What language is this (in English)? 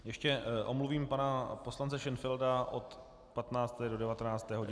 Czech